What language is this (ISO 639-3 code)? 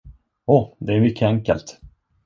swe